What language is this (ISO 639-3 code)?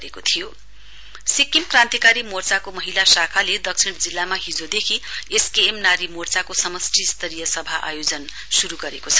nep